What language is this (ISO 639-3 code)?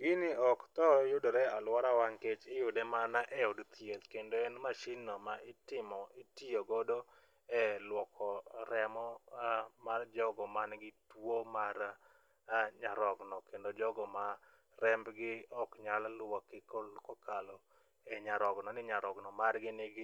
luo